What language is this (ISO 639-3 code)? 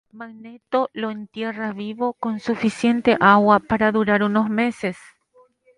spa